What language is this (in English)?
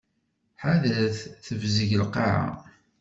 Kabyle